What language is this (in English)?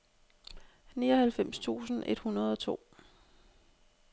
Danish